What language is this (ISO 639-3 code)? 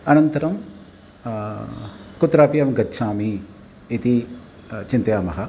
san